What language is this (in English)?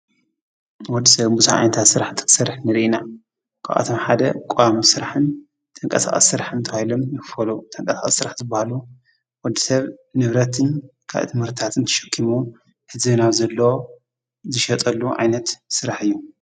Tigrinya